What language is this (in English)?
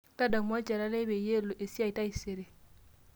Masai